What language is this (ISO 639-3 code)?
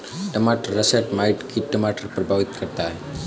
hin